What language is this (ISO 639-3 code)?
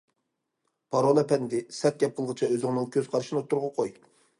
uig